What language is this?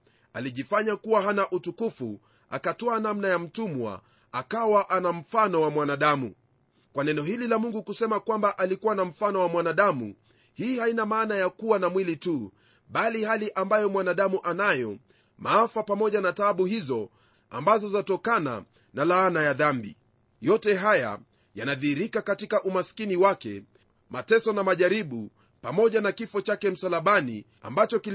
Swahili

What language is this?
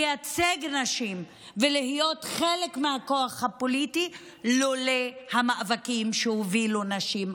Hebrew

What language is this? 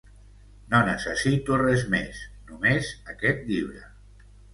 Catalan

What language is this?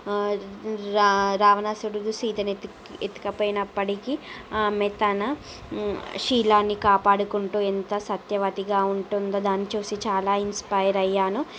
Telugu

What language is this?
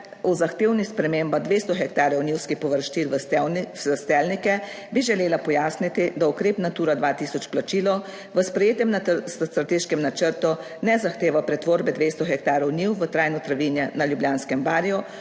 Slovenian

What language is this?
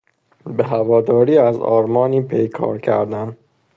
Persian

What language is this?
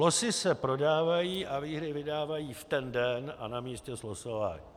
Czech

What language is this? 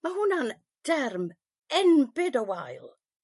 Welsh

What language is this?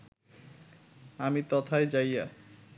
Bangla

